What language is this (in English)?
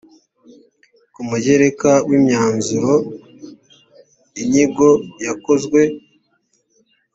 Kinyarwanda